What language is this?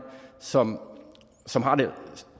Danish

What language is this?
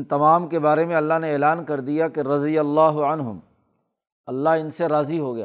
Urdu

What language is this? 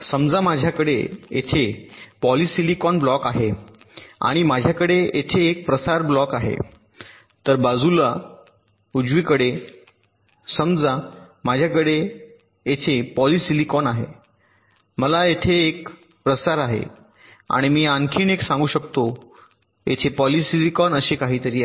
Marathi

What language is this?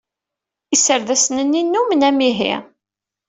Kabyle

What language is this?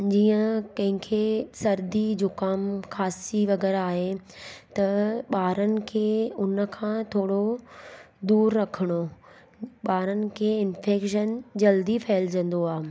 Sindhi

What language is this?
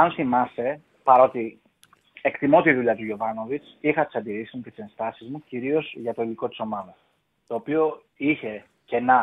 Greek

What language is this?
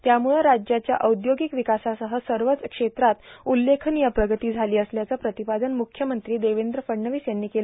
Marathi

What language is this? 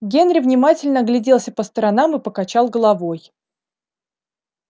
Russian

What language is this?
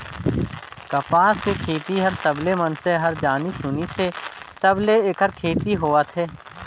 Chhattisgarhi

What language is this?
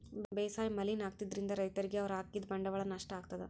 Kannada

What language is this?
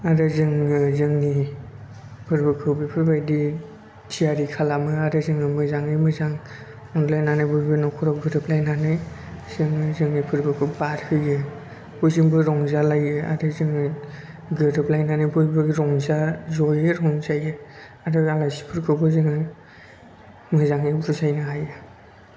Bodo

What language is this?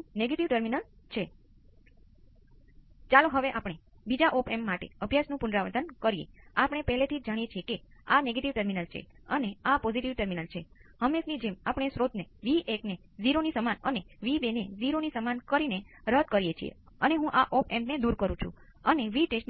Gujarati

